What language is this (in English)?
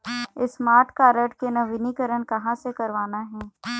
Chhattisgarhi